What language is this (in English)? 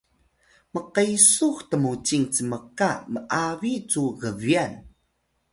Atayal